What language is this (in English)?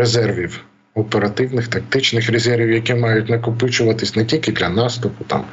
Ukrainian